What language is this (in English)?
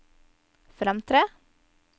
Norwegian